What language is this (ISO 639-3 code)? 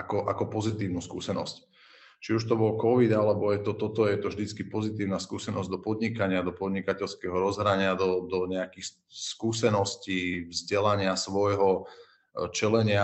slk